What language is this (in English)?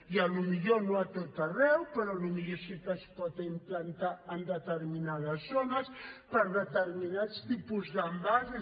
Catalan